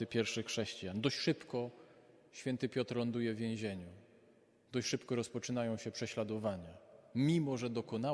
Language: Polish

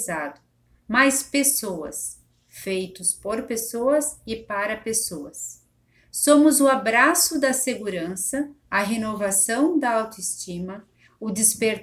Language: Portuguese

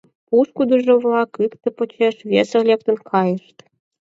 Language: Mari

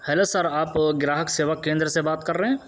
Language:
Urdu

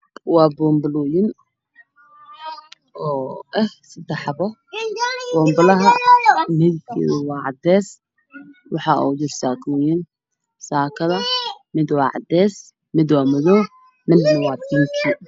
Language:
Somali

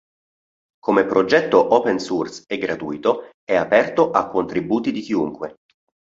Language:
Italian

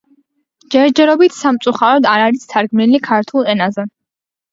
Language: Georgian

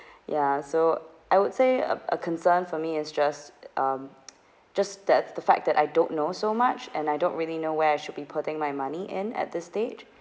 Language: English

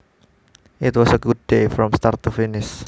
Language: Javanese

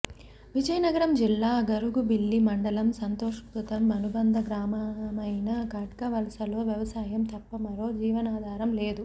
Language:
Telugu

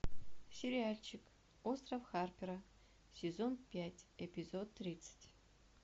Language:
Russian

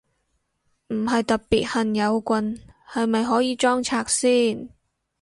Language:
Cantonese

